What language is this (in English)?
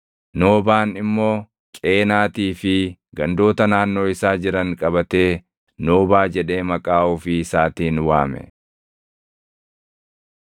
Oromo